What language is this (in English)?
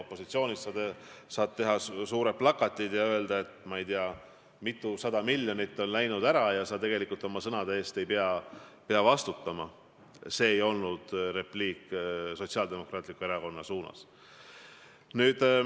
Estonian